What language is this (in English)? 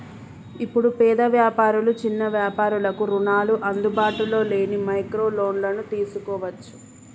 Telugu